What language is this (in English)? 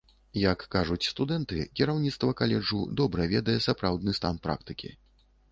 Belarusian